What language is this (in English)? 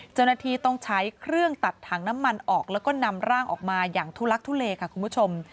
Thai